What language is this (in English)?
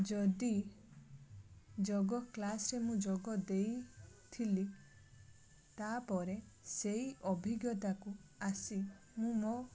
Odia